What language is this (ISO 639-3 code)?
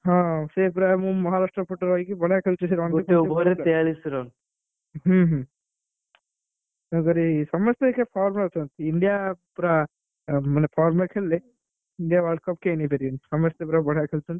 ori